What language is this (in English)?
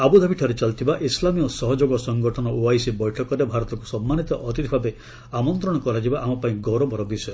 Odia